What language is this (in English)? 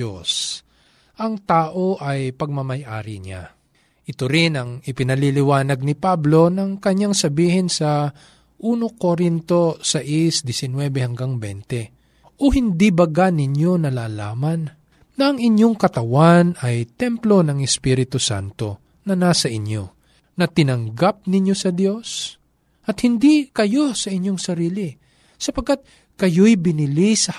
Filipino